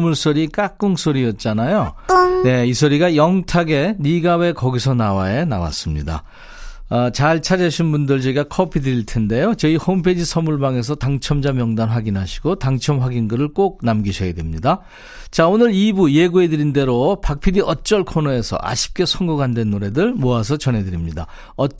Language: Korean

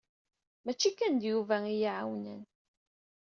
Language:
Kabyle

